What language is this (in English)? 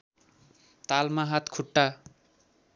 Nepali